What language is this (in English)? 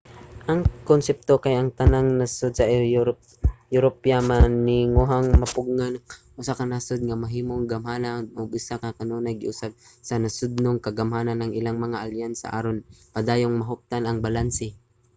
Cebuano